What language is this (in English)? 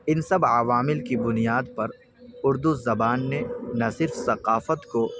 Urdu